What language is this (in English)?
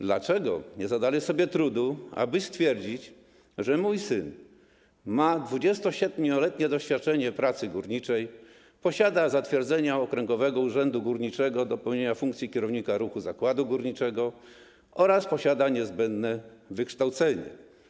Polish